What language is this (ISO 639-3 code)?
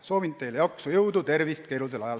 est